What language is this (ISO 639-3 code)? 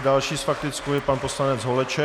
ces